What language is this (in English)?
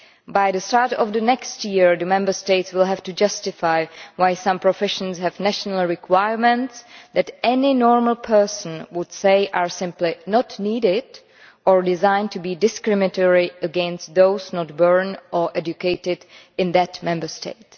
English